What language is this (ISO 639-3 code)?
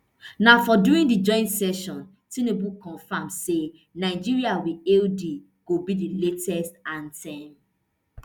pcm